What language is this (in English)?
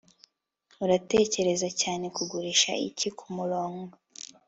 Kinyarwanda